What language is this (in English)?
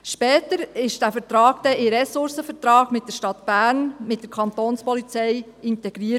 Swiss German